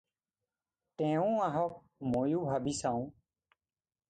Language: Assamese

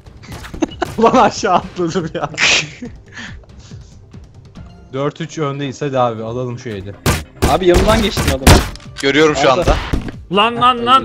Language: Turkish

